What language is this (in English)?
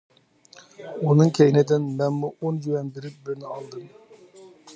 Uyghur